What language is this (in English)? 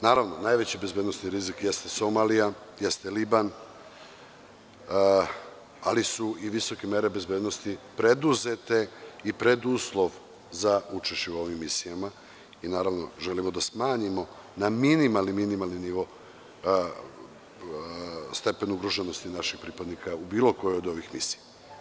Serbian